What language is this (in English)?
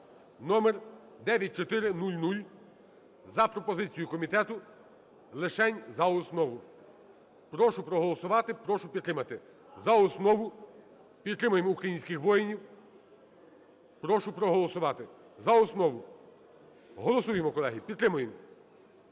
Ukrainian